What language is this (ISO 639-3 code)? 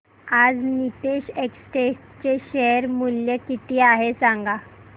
mar